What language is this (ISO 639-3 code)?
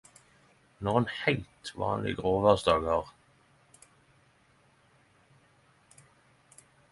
nno